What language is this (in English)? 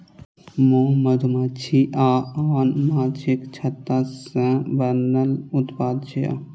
Maithili